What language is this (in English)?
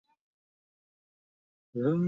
Bangla